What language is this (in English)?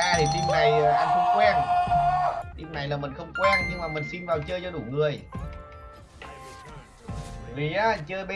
Vietnamese